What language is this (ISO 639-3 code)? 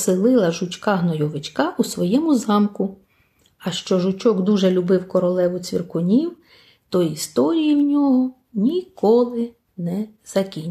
ukr